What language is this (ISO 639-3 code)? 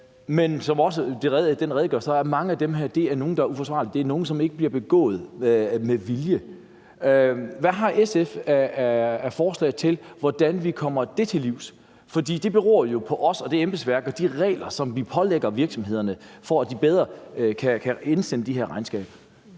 dan